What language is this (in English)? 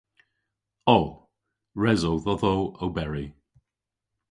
Cornish